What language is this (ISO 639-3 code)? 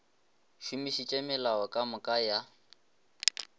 nso